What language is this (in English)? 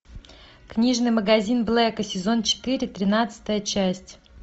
Russian